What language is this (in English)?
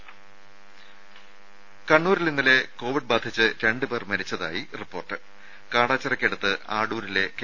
Malayalam